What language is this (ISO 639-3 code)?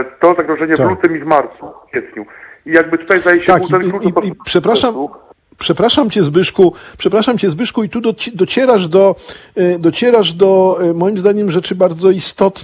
pol